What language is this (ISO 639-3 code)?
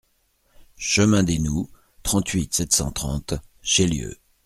fra